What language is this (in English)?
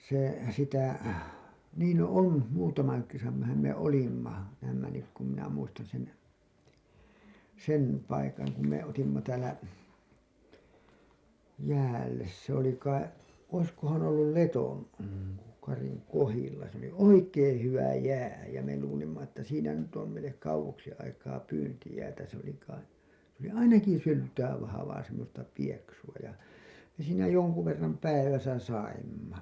Finnish